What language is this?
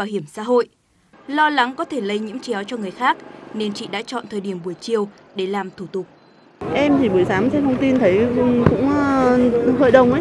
Vietnamese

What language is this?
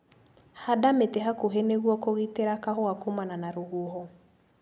Kikuyu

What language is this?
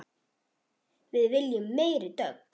Icelandic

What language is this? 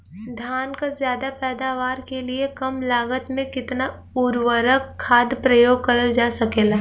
Bhojpuri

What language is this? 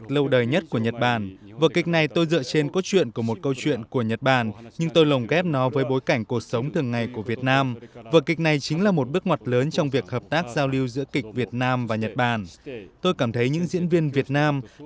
Vietnamese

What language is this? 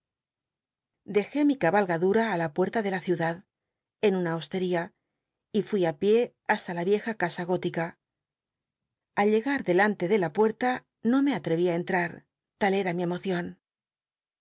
Spanish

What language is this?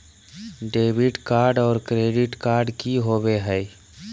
Magahi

